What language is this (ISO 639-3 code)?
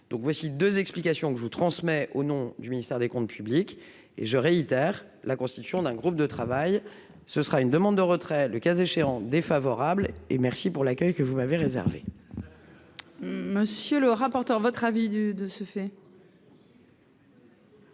fra